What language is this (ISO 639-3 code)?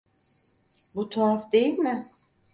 tur